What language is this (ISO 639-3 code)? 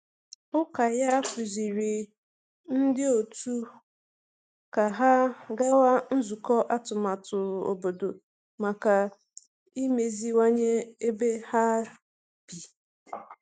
ibo